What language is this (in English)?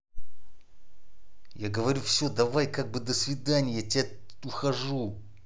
Russian